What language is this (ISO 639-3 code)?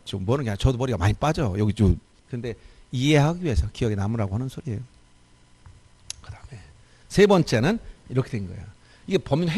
kor